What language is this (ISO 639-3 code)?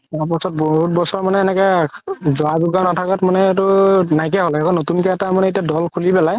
asm